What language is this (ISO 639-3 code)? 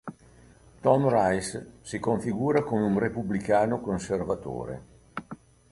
ita